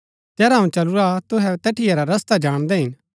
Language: Gaddi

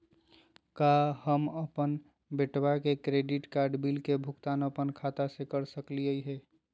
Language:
Magahi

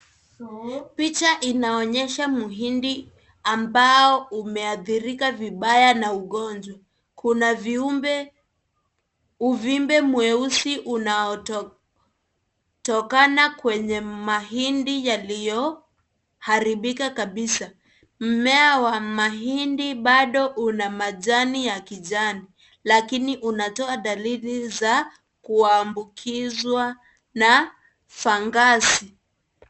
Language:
Swahili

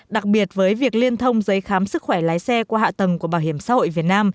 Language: Vietnamese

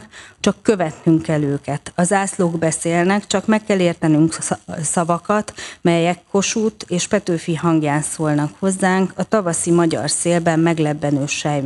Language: Hungarian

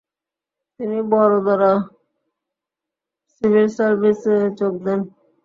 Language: Bangla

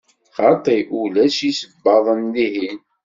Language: Kabyle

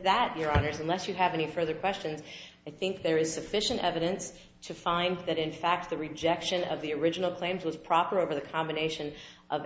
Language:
English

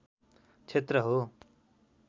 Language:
Nepali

